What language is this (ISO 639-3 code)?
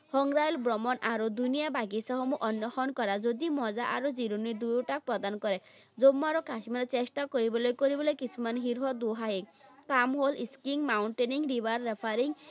asm